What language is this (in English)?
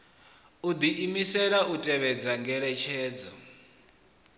Venda